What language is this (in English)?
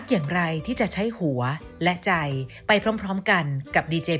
Thai